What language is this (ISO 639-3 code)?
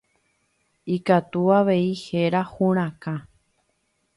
grn